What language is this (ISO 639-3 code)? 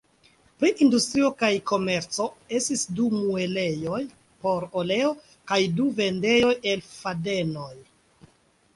epo